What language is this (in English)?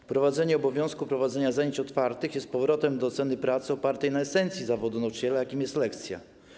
Polish